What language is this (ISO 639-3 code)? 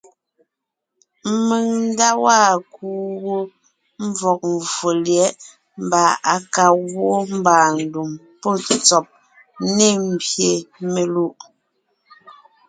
nnh